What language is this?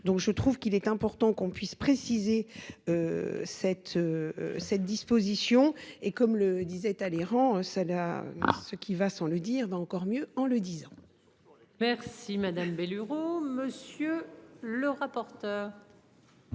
French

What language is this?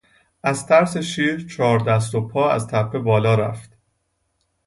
Persian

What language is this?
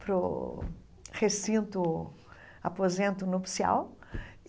Portuguese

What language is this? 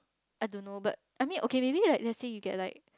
English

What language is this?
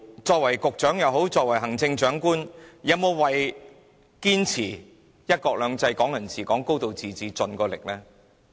Cantonese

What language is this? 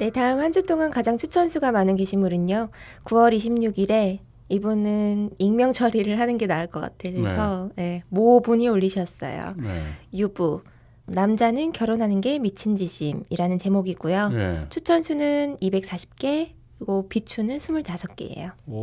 Korean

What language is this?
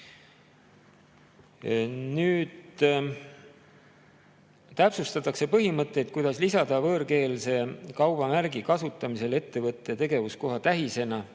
Estonian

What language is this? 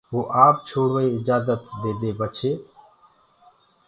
Gurgula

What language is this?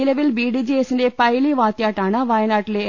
Malayalam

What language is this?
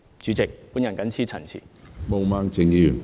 Cantonese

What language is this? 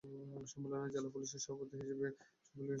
Bangla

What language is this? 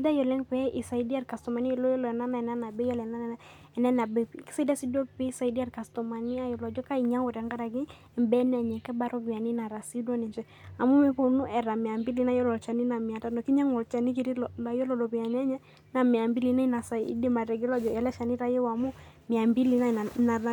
Masai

